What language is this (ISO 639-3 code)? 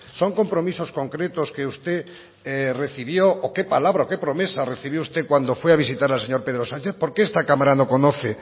spa